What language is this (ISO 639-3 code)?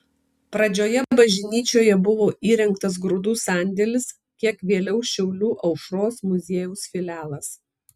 lit